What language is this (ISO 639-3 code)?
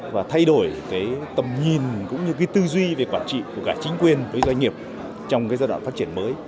vie